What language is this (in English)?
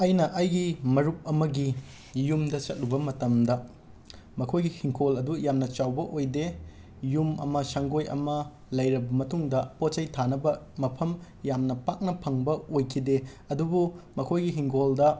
Manipuri